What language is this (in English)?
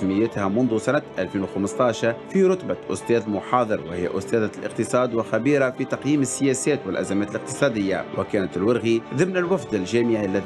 Arabic